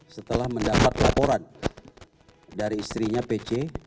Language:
Indonesian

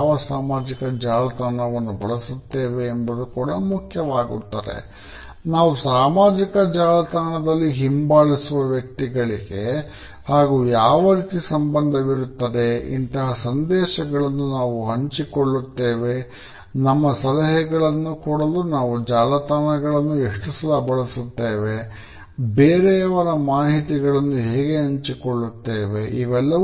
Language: Kannada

